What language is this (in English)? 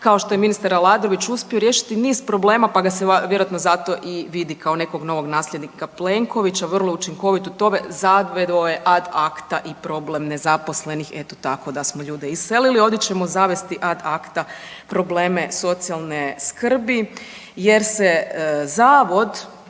Croatian